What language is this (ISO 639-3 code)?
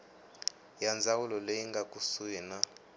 tso